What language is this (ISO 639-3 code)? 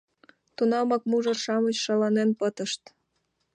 chm